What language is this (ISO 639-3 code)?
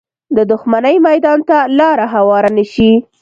pus